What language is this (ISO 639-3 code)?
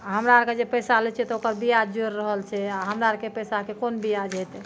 mai